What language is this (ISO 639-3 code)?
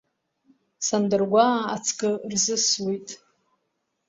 abk